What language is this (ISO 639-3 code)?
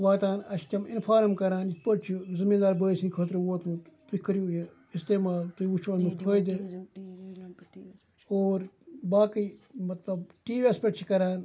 kas